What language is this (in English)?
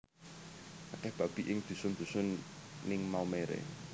Javanese